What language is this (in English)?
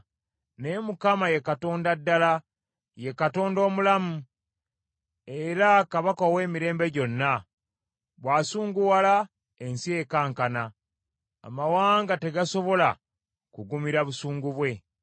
Ganda